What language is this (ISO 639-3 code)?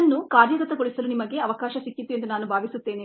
kan